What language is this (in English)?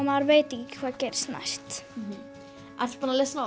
Icelandic